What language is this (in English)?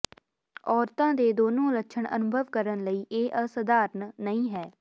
Punjabi